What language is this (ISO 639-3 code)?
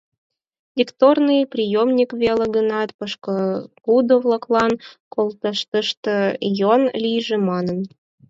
chm